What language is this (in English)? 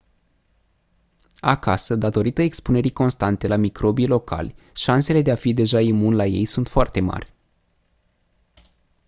Romanian